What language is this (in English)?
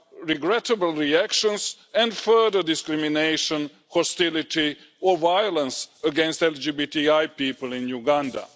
English